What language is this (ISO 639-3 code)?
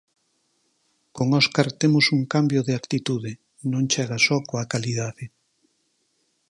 glg